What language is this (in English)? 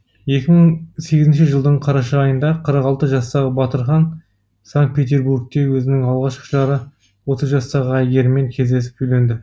Kazakh